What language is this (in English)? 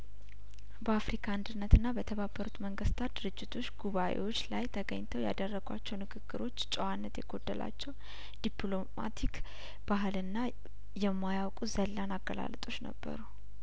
Amharic